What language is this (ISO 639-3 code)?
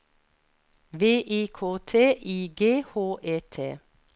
nor